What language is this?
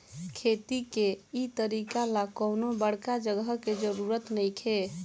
Bhojpuri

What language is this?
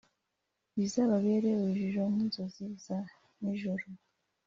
Kinyarwanda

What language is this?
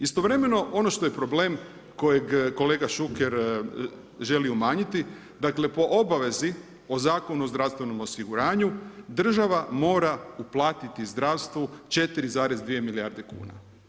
Croatian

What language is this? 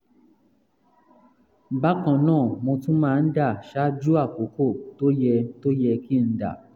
Yoruba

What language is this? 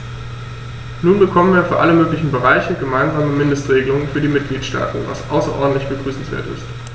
German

